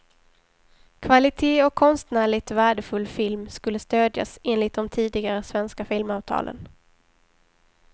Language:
Swedish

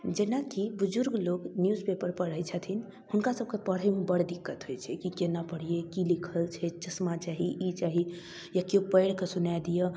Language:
Maithili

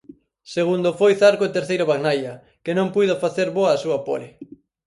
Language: Galician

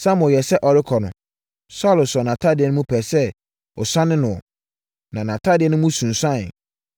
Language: Akan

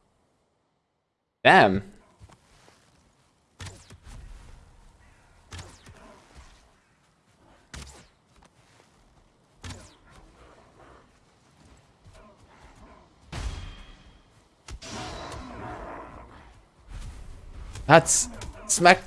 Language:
English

